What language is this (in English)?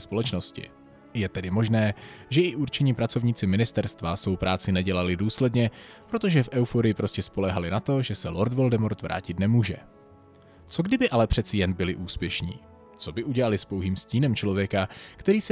Czech